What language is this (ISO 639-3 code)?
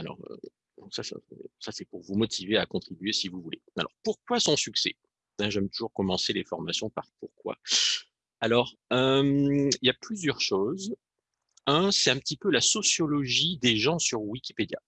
fra